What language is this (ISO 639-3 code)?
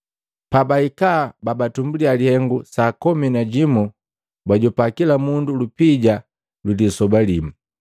mgv